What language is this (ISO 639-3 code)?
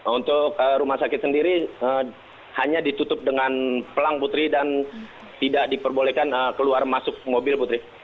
ind